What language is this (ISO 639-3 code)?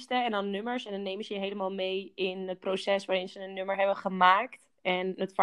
nld